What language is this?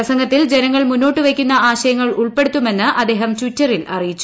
Malayalam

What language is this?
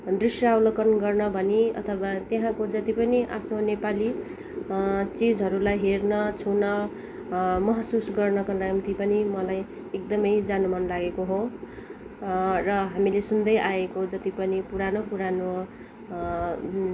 Nepali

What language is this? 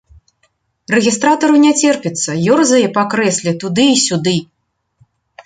Belarusian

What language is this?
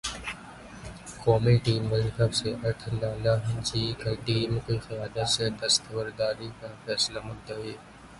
Urdu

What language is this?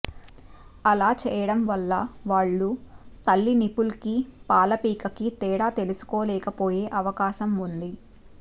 Telugu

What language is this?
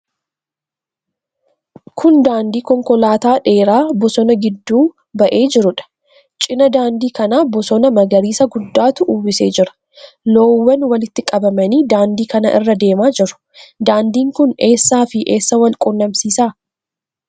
Oromo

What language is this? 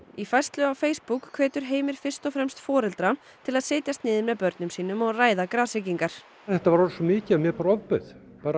Icelandic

